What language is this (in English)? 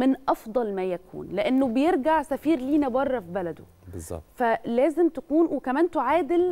Arabic